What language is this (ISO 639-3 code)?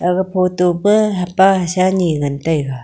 nnp